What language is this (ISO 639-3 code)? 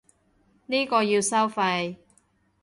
yue